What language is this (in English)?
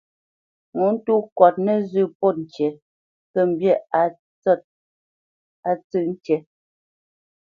Bamenyam